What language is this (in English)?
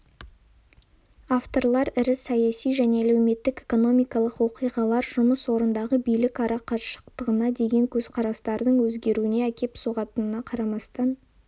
Kazakh